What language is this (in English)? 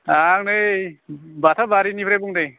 Bodo